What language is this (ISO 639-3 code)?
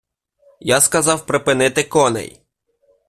ukr